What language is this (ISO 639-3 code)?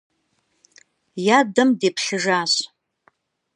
kbd